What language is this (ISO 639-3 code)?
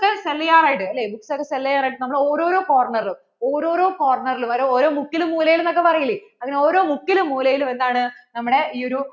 mal